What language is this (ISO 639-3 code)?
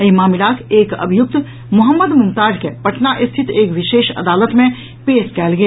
mai